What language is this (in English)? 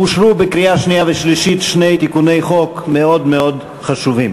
Hebrew